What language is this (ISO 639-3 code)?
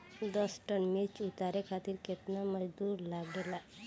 bho